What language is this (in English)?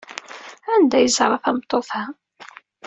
Kabyle